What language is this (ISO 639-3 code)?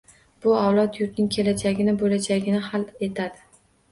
uzb